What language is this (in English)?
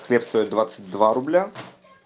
Russian